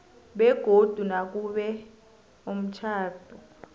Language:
South Ndebele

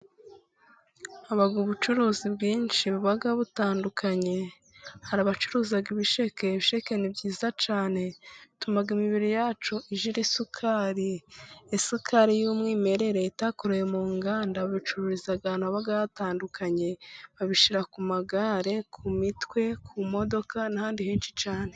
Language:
Kinyarwanda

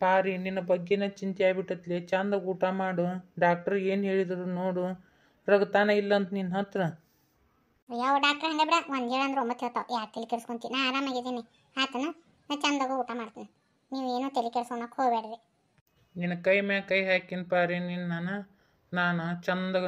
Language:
Indonesian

